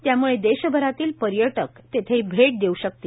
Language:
Marathi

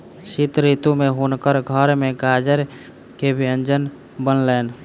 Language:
Maithili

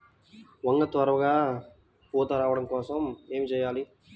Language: Telugu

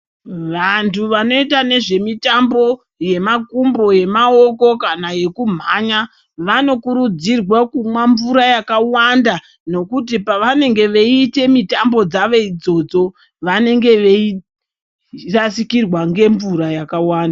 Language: Ndau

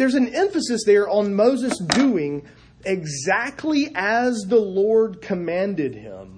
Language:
English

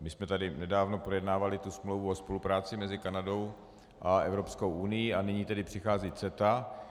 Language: Czech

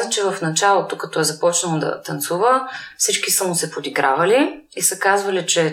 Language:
Bulgarian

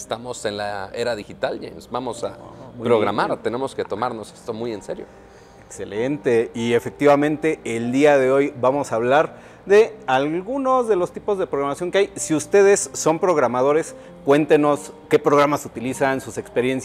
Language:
Spanish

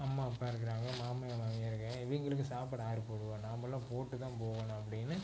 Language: Tamil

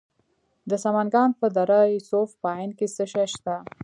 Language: Pashto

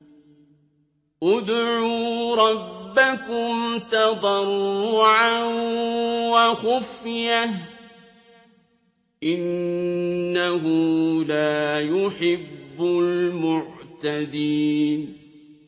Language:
Arabic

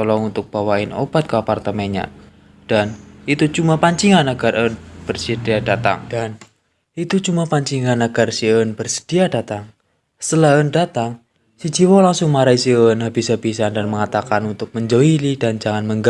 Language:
Indonesian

